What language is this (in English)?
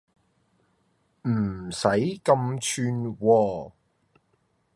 Cantonese